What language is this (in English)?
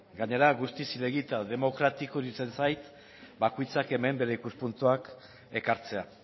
Basque